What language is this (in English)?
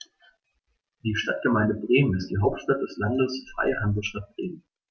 German